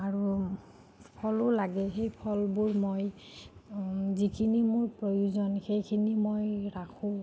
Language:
Assamese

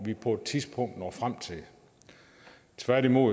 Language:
Danish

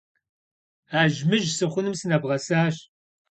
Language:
Kabardian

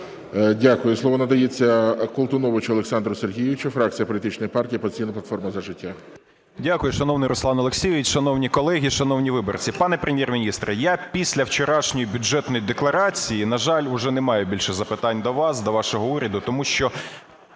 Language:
Ukrainian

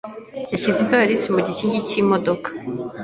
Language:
Kinyarwanda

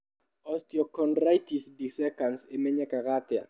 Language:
Kikuyu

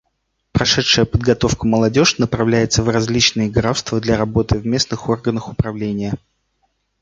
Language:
Russian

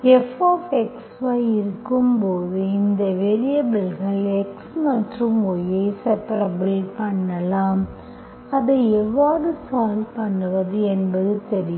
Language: Tamil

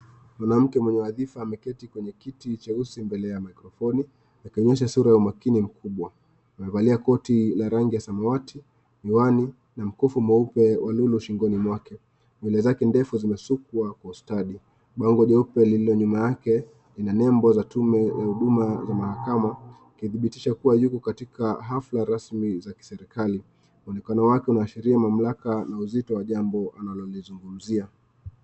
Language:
Swahili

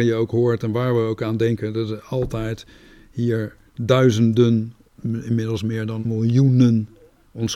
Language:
Dutch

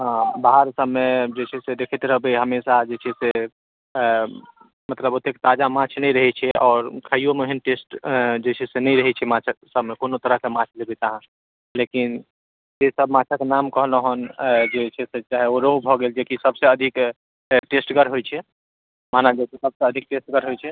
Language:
Maithili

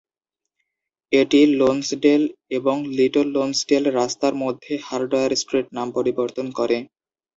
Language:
Bangla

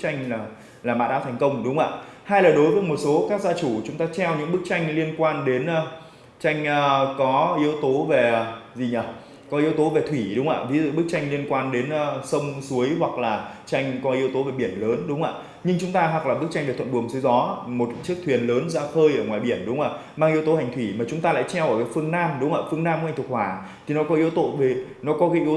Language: Vietnamese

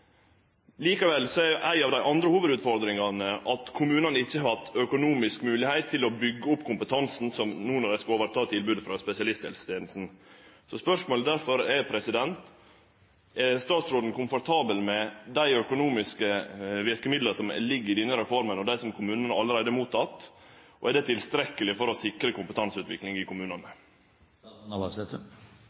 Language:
Norwegian Nynorsk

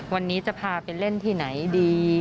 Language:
Thai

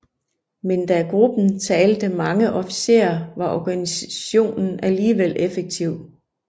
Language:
Danish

